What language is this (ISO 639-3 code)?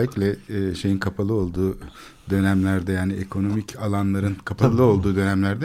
tur